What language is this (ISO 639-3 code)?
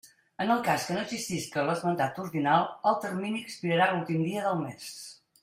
cat